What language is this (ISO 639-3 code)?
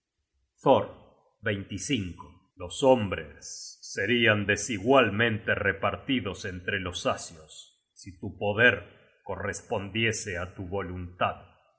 spa